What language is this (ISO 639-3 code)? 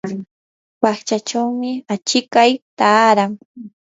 qur